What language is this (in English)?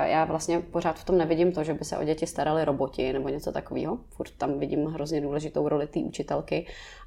Czech